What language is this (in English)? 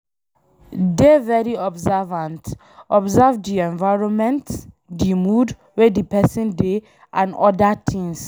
Nigerian Pidgin